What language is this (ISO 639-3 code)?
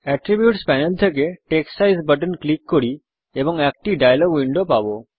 ben